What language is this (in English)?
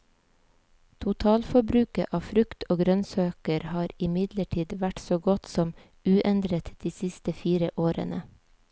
Norwegian